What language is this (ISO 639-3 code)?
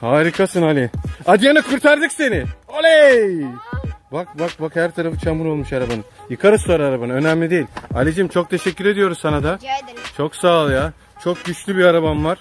tur